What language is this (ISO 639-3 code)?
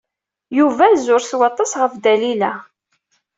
kab